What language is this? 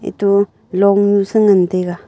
Wancho Naga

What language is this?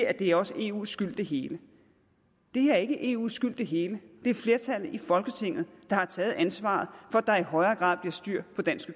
Danish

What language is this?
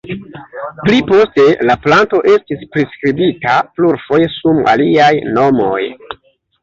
Esperanto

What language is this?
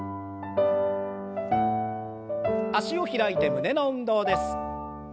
Japanese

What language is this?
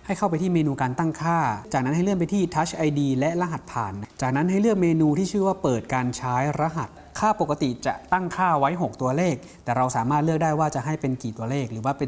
Thai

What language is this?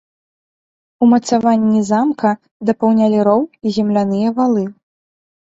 Belarusian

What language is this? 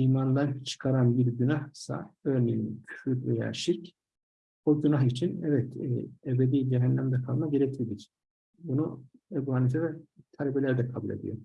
Turkish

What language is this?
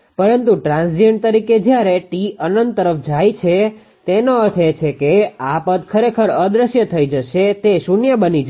Gujarati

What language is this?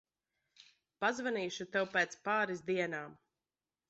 Latvian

